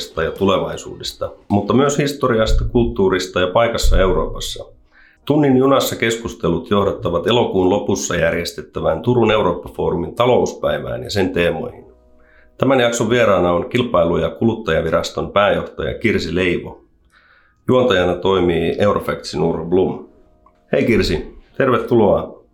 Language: Finnish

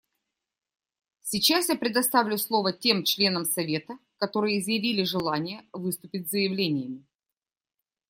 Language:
Russian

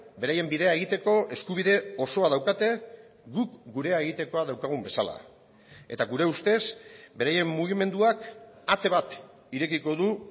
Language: Basque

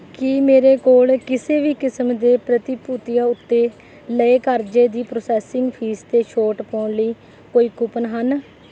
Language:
Punjabi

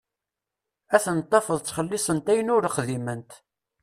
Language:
Kabyle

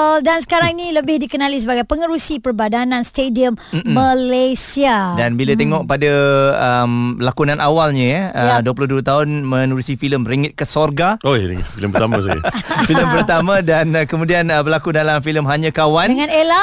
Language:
Malay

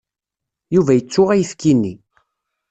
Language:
Kabyle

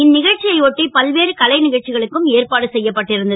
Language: Tamil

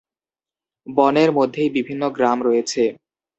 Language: Bangla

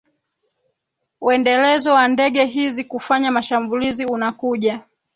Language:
Swahili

